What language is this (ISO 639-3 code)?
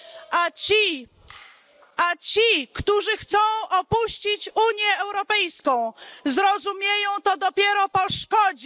pol